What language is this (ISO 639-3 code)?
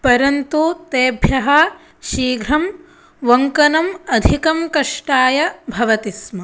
san